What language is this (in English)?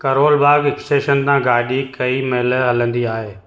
Sindhi